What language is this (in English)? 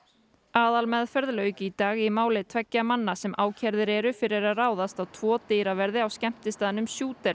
Icelandic